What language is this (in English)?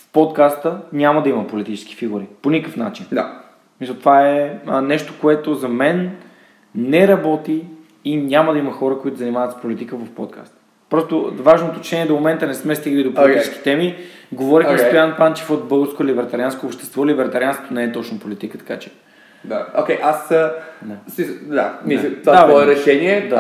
Bulgarian